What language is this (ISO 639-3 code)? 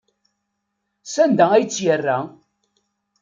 kab